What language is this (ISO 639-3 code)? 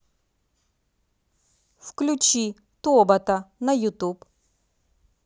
rus